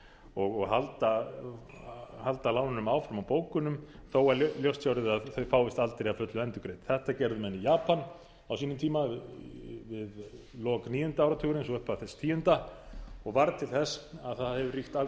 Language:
Icelandic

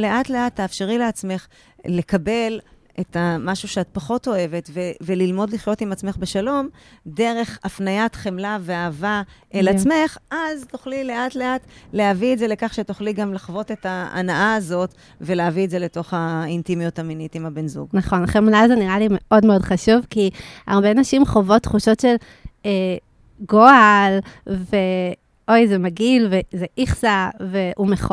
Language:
Hebrew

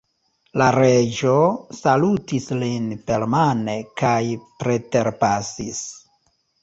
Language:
Esperanto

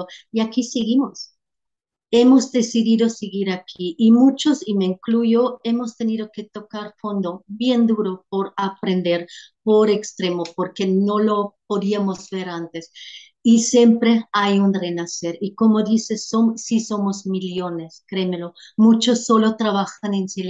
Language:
Spanish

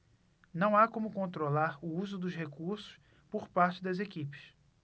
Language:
Portuguese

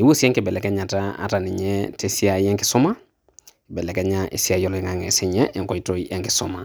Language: Masai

